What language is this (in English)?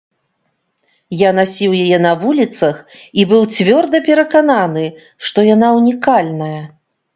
Belarusian